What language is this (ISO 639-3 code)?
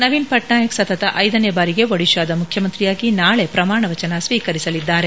kan